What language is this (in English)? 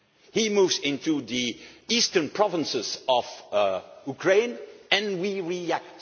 English